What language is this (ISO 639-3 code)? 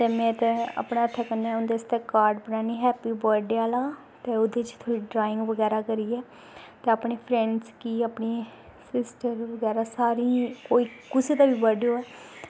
doi